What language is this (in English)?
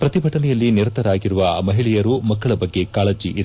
Kannada